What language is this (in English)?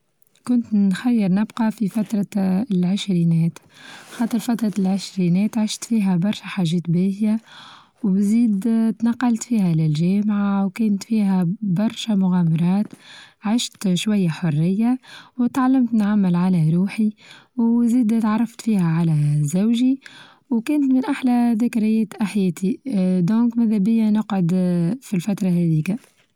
Tunisian Arabic